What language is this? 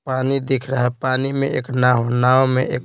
Hindi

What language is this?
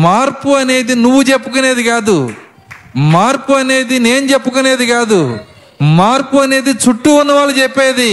Telugu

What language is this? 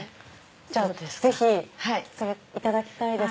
Japanese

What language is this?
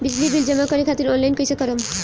Bhojpuri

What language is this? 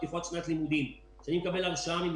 Hebrew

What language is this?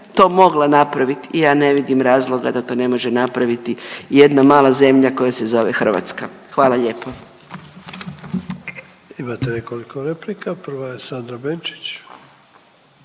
Croatian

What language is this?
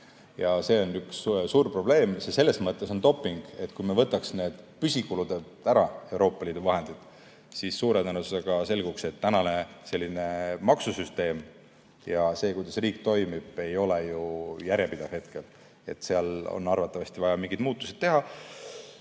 Estonian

